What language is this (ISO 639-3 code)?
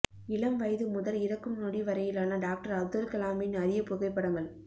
tam